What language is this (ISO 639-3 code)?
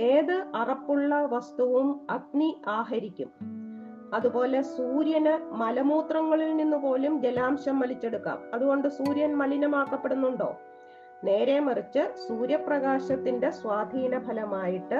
mal